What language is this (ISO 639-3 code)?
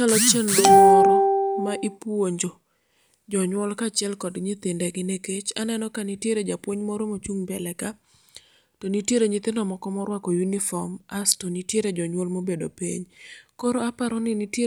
luo